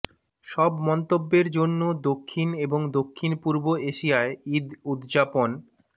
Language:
Bangla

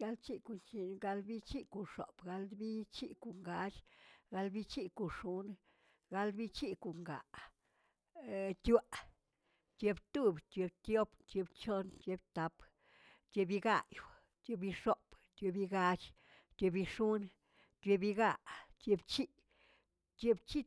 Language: Tilquiapan Zapotec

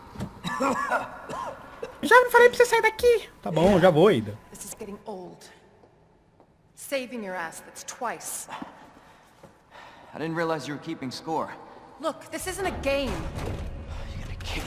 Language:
Portuguese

